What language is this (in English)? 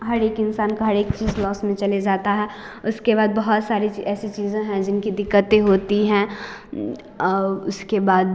Hindi